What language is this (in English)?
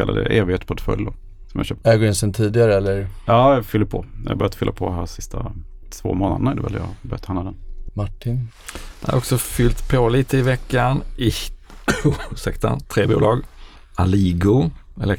Swedish